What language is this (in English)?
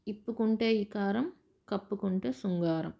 Telugu